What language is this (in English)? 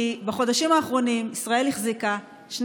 Hebrew